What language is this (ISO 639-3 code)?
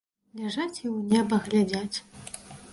bel